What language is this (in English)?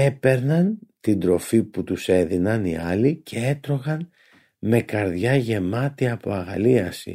Greek